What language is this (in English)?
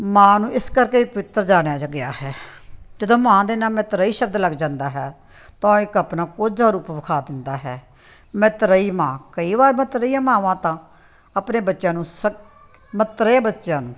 Punjabi